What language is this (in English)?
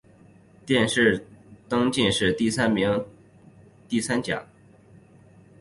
Chinese